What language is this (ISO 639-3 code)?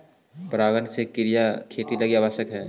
mag